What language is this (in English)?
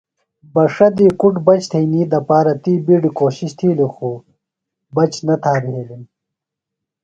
Phalura